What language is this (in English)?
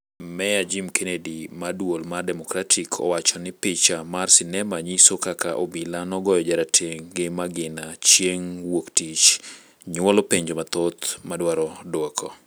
Luo (Kenya and Tanzania)